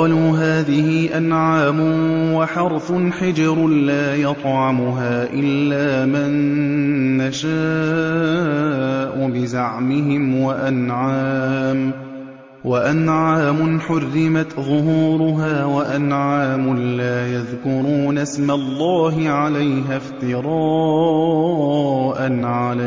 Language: Arabic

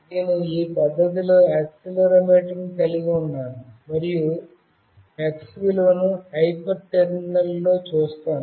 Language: Telugu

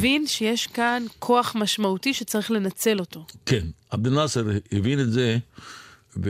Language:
Hebrew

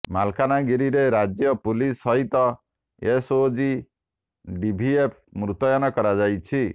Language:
Odia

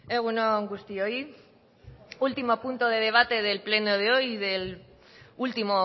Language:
Spanish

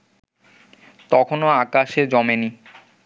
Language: Bangla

